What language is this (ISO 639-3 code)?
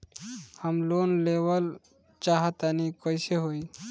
bho